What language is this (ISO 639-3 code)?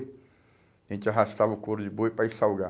por